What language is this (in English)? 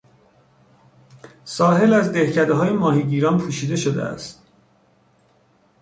Persian